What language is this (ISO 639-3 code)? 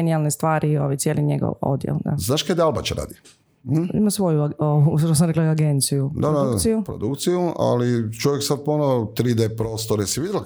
hrv